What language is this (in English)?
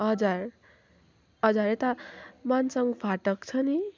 Nepali